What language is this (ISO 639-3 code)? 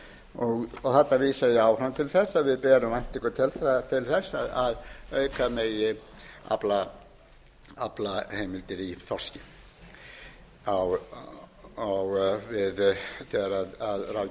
isl